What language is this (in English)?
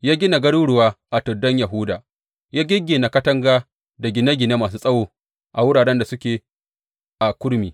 Hausa